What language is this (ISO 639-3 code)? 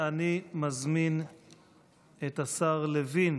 heb